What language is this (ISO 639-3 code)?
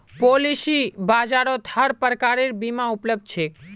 mag